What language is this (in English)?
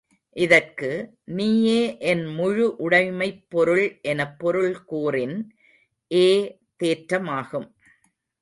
Tamil